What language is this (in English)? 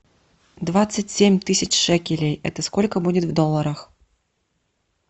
Russian